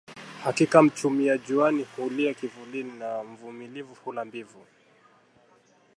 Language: Swahili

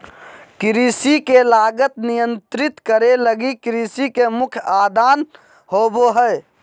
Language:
Magahi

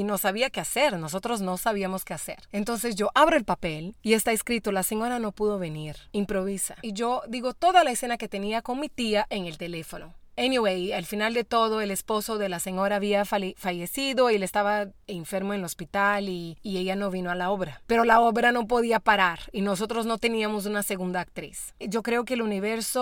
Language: Spanish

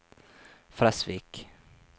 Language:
Norwegian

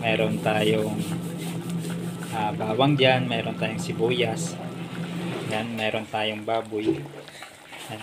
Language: Filipino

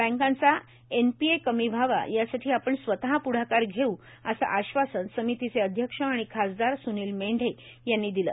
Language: Marathi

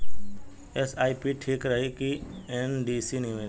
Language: Bhojpuri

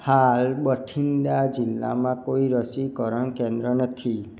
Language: Gujarati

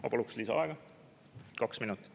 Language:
Estonian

